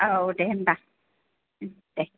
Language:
Bodo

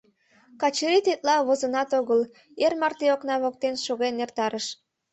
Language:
Mari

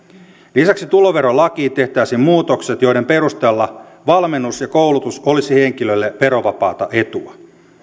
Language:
Finnish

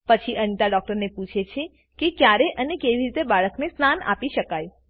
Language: Gujarati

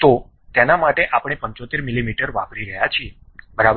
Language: Gujarati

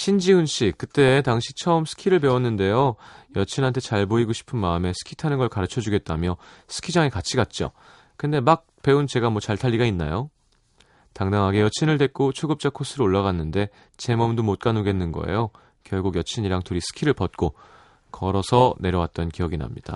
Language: Korean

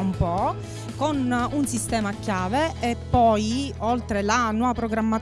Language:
Italian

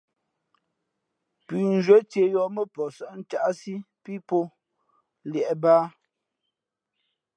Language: Fe'fe'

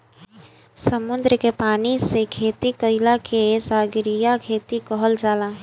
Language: Bhojpuri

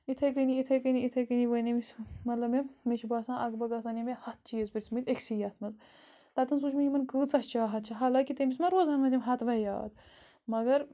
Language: Kashmiri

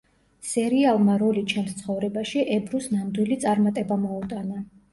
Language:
Georgian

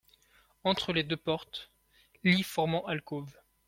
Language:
French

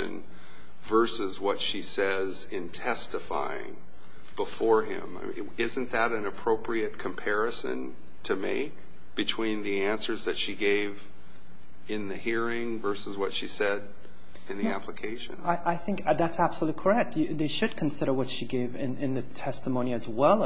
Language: English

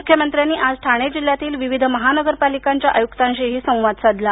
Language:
Marathi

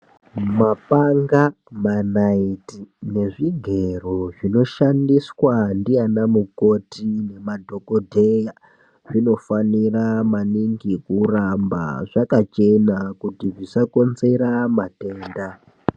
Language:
Ndau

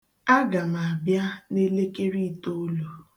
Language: Igbo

